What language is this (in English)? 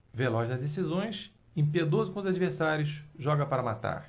Portuguese